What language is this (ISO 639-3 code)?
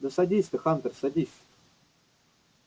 rus